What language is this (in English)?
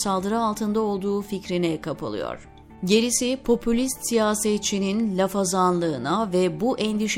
Turkish